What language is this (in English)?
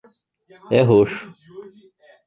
Portuguese